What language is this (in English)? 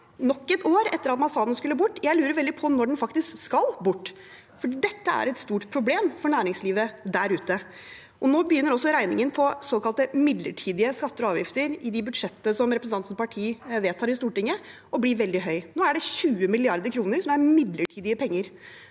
Norwegian